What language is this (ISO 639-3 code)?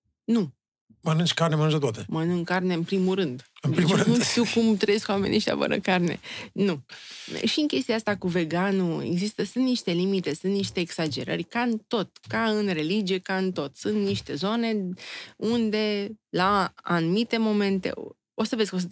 ron